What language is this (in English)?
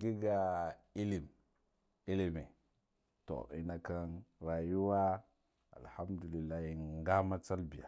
Guduf-Gava